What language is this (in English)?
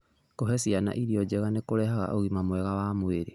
Kikuyu